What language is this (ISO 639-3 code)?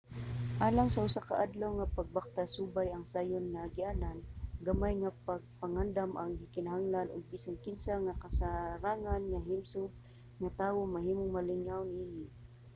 ceb